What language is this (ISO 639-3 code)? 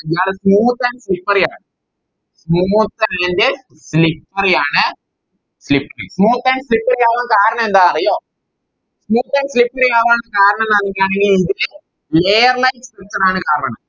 mal